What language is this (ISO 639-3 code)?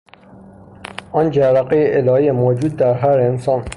fas